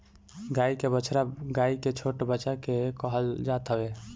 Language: Bhojpuri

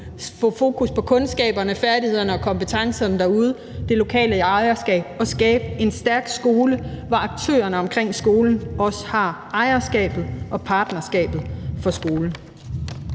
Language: Danish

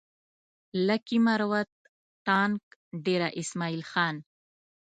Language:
Pashto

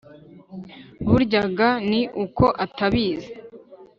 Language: Kinyarwanda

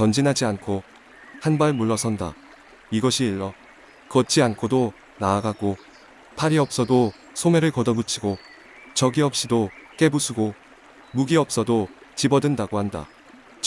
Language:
Korean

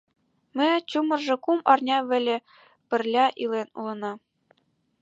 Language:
Mari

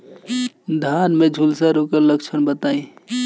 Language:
Bhojpuri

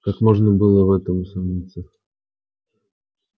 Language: Russian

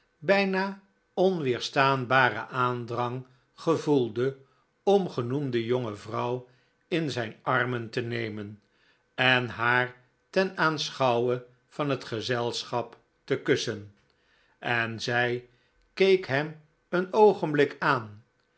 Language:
Dutch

